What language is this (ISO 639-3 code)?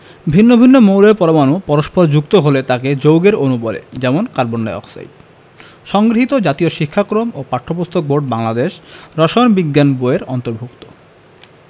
ben